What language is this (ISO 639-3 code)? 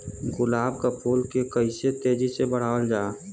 bho